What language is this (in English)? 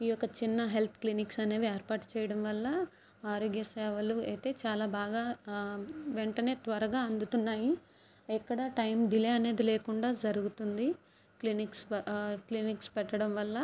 Telugu